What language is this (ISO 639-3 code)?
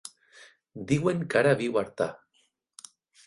cat